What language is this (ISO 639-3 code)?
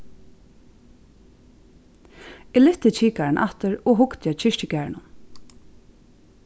fao